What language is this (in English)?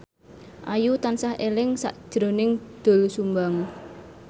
Javanese